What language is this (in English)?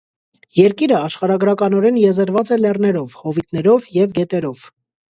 Armenian